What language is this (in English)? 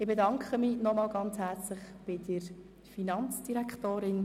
Swiss German